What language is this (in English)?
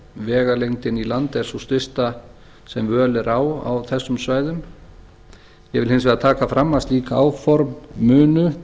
Icelandic